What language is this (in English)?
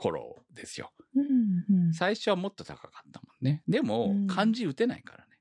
Japanese